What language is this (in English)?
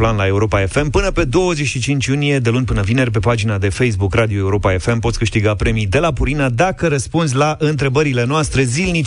Romanian